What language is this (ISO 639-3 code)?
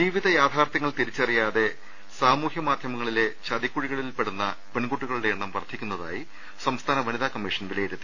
mal